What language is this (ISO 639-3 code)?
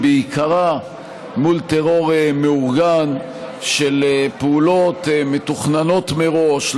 heb